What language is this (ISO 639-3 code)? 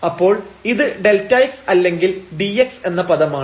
mal